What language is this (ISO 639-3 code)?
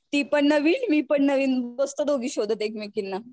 mar